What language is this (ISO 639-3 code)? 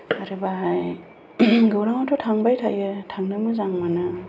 brx